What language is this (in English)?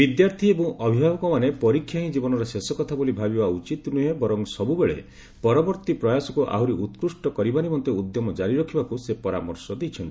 Odia